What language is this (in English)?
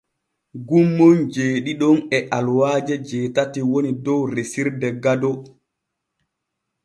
Borgu Fulfulde